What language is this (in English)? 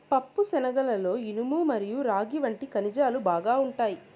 Telugu